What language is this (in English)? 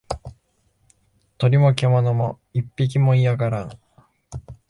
Japanese